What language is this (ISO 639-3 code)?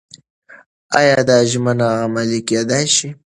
pus